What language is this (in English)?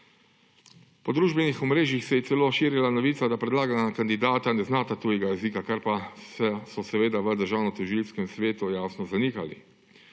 Slovenian